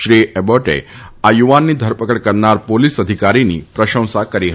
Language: Gujarati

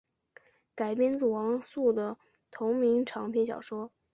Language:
Chinese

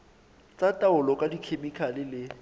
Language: Southern Sotho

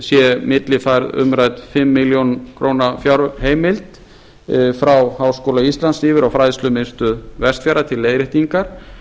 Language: Icelandic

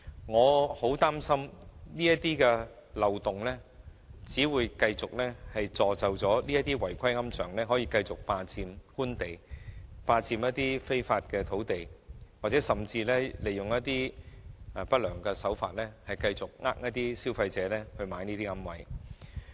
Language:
Cantonese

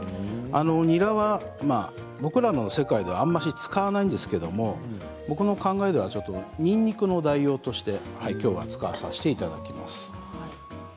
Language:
Japanese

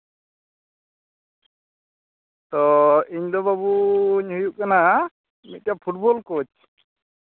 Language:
Santali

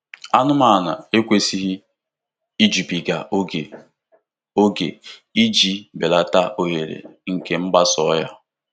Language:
Igbo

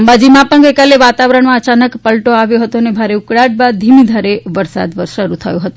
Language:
Gujarati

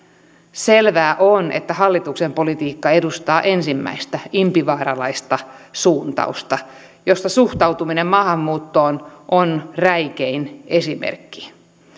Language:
Finnish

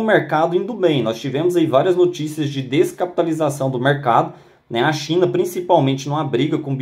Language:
Portuguese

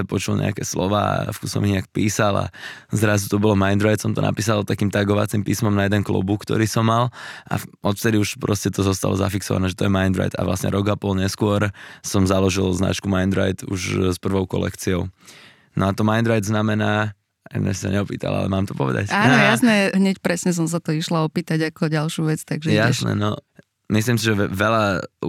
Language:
Slovak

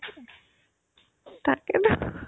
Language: Assamese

